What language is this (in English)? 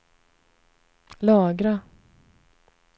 Swedish